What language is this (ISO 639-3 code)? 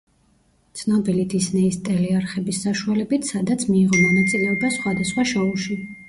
kat